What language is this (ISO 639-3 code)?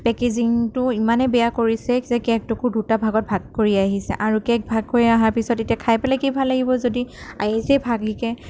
asm